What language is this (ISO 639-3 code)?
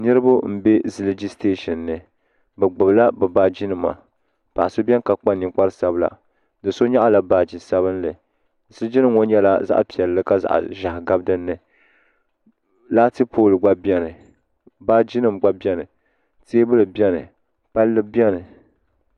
dag